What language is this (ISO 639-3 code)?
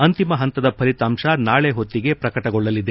kan